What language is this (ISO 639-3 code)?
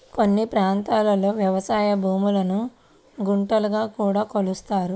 tel